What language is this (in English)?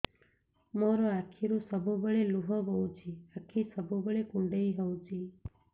Odia